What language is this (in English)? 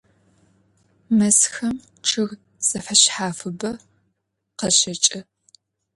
Adyghe